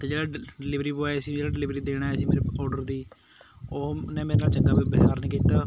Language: Punjabi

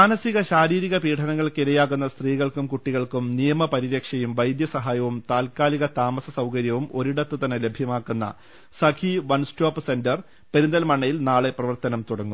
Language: Malayalam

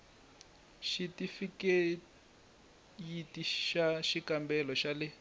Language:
Tsonga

